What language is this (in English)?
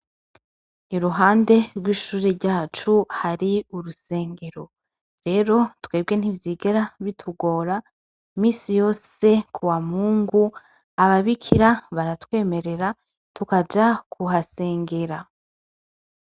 Rundi